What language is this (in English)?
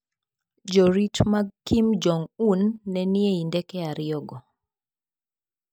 Luo (Kenya and Tanzania)